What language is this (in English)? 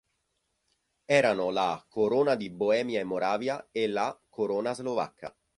Italian